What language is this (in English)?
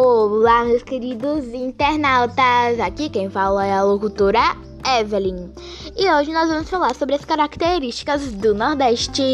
Portuguese